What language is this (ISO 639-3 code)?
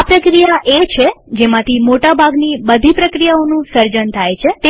guj